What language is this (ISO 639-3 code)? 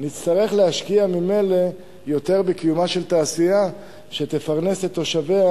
heb